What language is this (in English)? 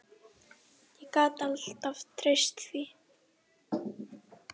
Icelandic